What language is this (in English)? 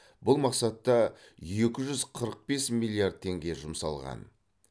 Kazakh